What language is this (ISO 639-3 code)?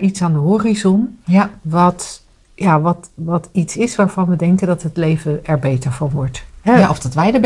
nld